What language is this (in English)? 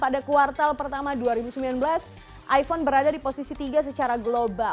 Indonesian